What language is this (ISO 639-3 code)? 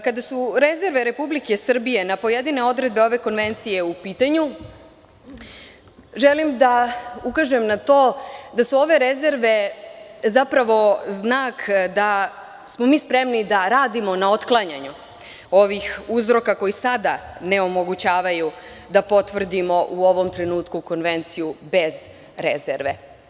srp